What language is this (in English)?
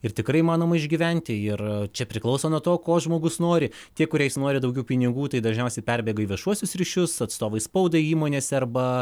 Lithuanian